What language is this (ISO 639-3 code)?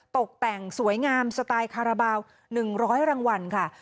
tha